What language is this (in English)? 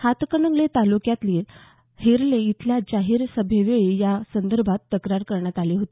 Marathi